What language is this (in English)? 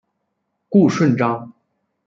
Chinese